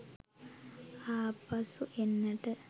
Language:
Sinhala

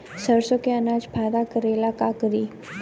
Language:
Bhojpuri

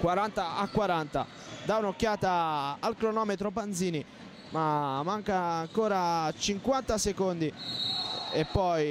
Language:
Italian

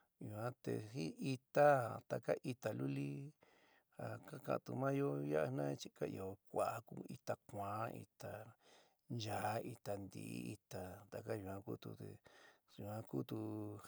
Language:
San Miguel El Grande Mixtec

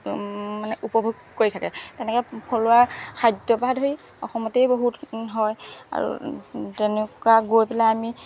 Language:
Assamese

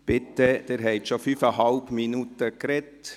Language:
Swiss German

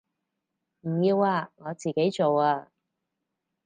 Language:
Cantonese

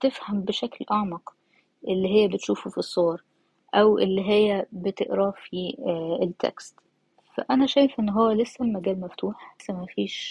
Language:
Arabic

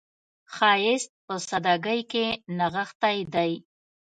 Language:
Pashto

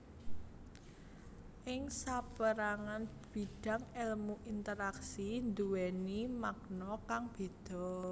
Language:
Javanese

